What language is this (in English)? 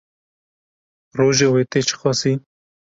Kurdish